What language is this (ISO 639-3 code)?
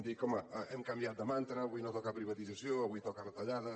cat